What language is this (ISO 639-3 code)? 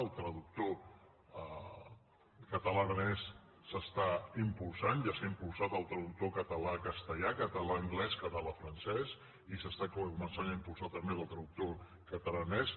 cat